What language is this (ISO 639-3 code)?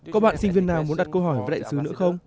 vie